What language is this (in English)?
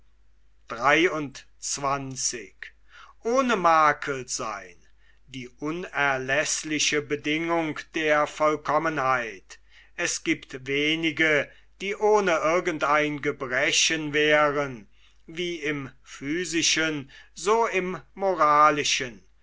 German